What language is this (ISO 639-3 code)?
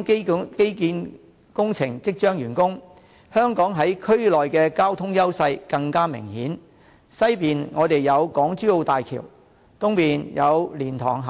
yue